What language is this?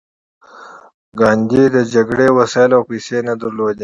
Pashto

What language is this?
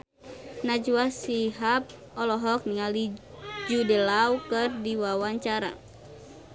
Sundanese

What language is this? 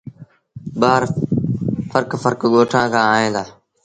Sindhi Bhil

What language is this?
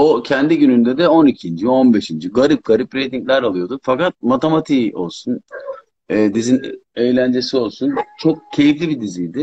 Turkish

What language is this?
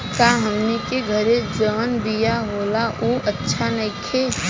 Bhojpuri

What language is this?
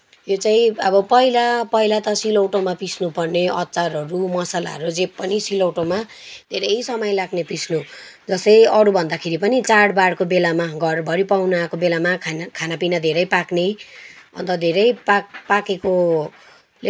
Nepali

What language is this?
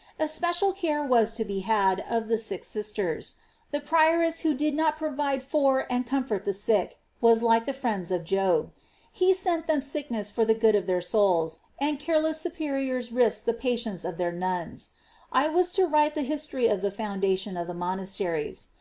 English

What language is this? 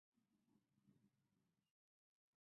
Chinese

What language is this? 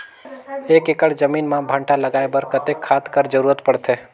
Chhattisgarhi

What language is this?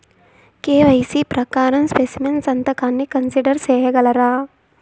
Telugu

